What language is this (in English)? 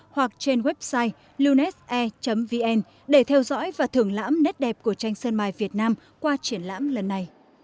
Vietnamese